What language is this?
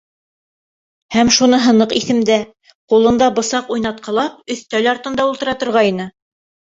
Bashkir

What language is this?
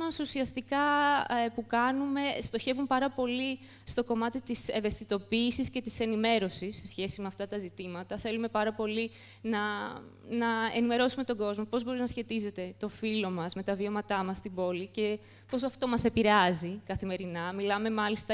Greek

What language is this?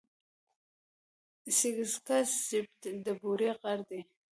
Pashto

